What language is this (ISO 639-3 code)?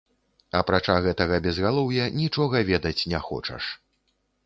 bel